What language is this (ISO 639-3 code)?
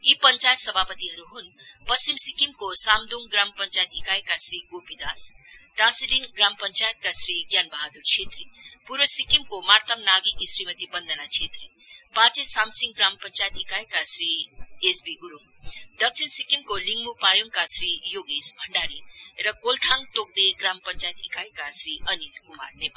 nep